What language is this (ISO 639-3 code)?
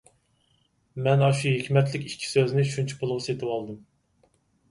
uig